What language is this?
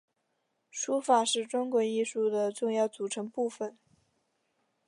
Chinese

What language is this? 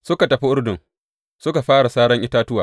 Hausa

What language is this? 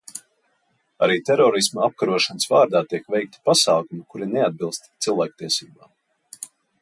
Latvian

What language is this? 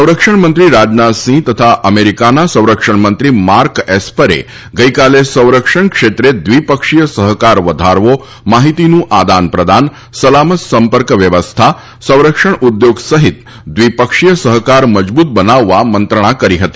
Gujarati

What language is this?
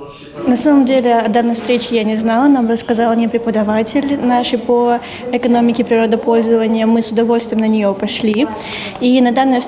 Russian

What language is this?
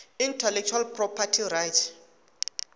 Tsonga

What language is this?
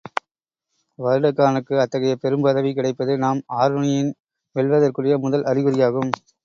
Tamil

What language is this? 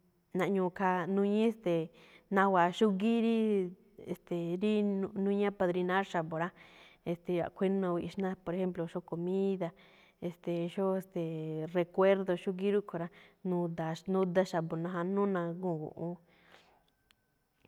Malinaltepec Me'phaa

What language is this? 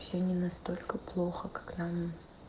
Russian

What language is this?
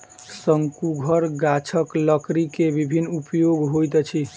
Maithili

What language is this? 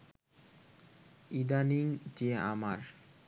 Bangla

